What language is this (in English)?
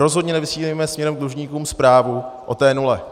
Czech